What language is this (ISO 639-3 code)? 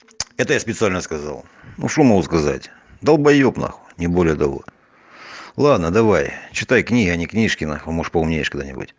rus